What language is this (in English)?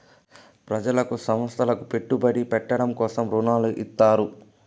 Telugu